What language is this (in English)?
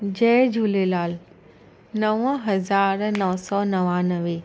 Sindhi